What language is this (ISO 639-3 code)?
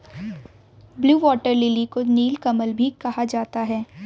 hin